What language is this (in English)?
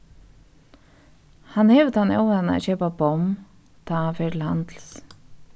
Faroese